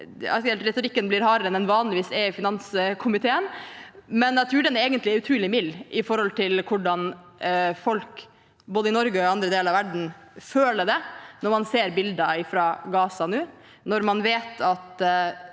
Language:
Norwegian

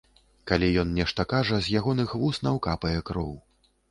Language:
Belarusian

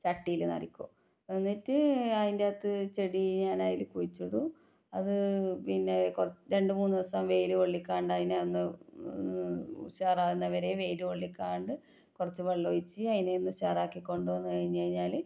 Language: Malayalam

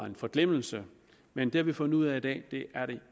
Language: Danish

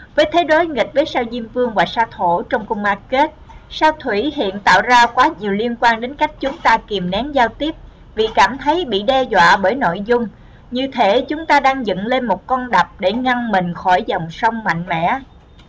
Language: Vietnamese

